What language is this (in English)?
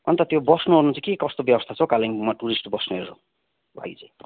Nepali